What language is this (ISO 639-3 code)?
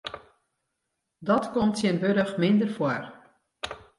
fry